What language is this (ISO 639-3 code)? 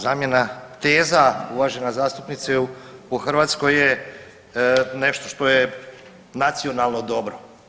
hrv